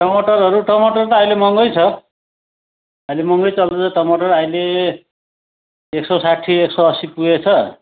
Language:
Nepali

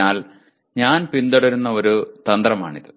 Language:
Malayalam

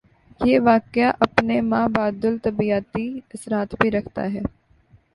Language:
Urdu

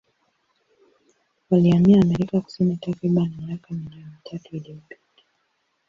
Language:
Swahili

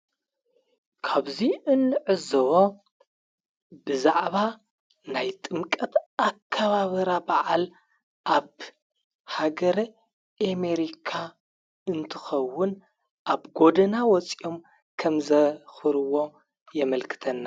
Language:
Tigrinya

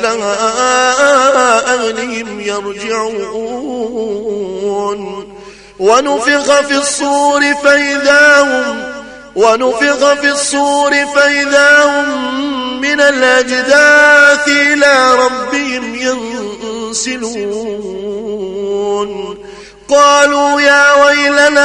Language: Arabic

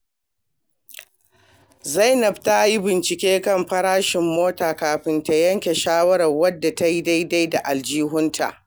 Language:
Hausa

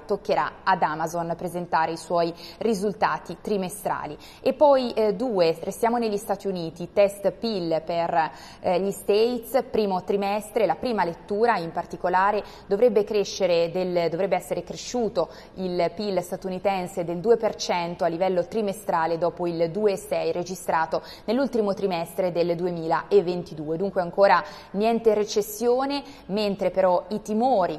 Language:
Italian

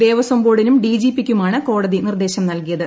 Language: Malayalam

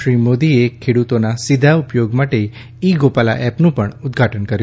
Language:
Gujarati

